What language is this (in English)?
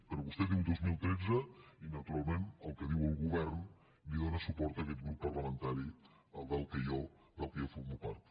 Catalan